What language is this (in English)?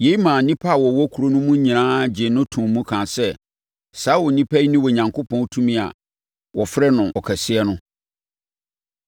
Akan